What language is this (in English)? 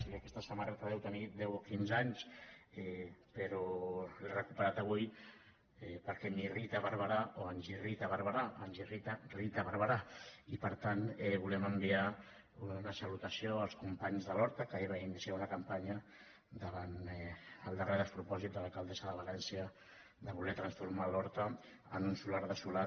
Catalan